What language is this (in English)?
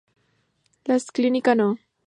Spanish